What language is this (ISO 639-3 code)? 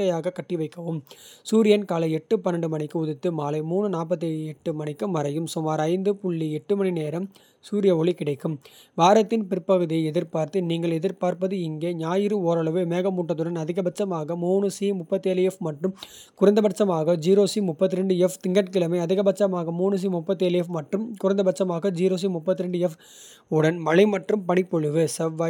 kfe